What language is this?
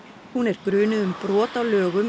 Icelandic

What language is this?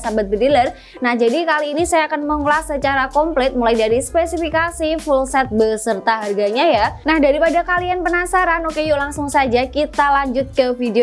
Indonesian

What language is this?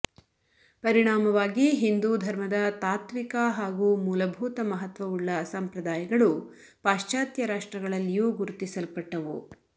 Kannada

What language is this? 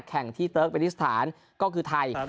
Thai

